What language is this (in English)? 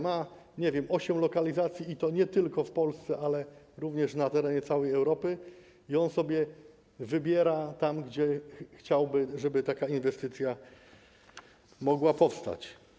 Polish